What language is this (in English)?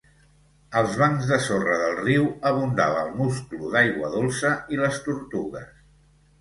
Catalan